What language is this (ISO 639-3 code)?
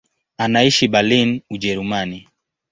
swa